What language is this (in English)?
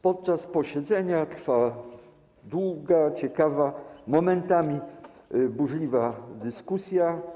Polish